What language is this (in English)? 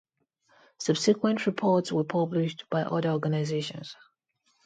English